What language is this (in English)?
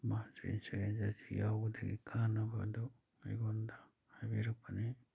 Manipuri